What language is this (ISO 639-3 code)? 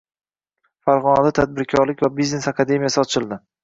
uzb